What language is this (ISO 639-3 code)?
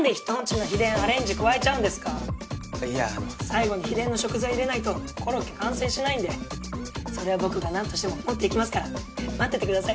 jpn